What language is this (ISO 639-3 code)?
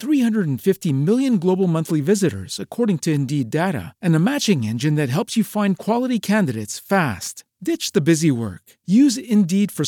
msa